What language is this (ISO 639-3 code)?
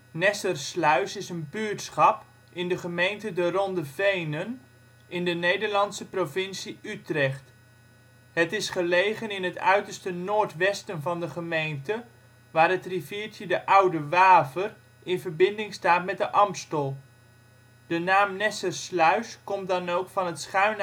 nld